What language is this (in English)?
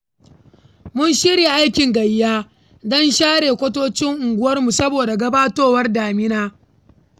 Hausa